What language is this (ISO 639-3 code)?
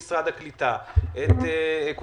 heb